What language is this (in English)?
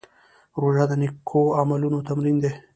Pashto